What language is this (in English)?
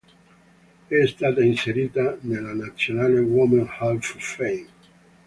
Italian